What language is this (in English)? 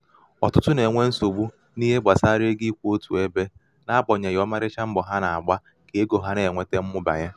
Igbo